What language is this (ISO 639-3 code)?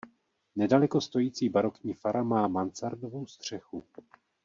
ces